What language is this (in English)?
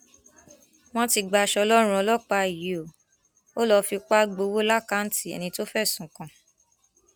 Yoruba